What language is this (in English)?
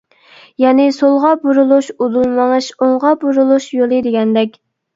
Uyghur